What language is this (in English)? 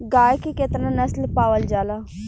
Bhojpuri